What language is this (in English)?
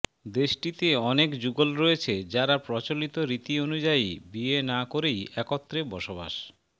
Bangla